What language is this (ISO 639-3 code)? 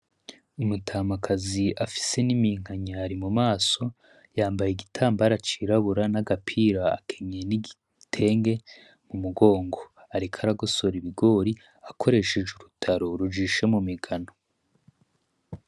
run